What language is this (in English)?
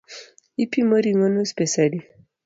Luo (Kenya and Tanzania)